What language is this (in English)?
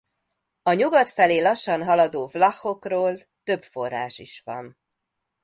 Hungarian